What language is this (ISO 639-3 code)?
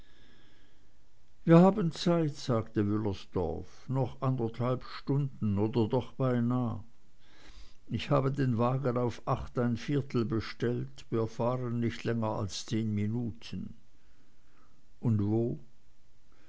deu